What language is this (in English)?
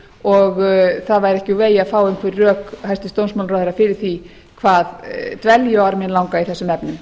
Icelandic